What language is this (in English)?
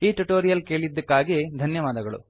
Kannada